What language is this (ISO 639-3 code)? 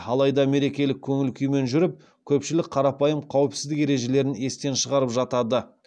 kaz